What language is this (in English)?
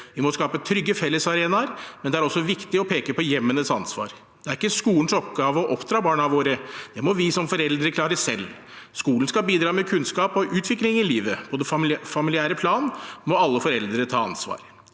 Norwegian